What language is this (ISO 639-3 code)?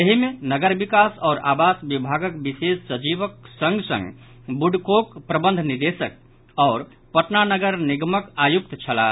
mai